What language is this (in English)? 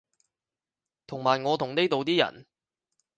Cantonese